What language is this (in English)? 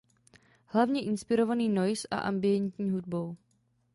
Czech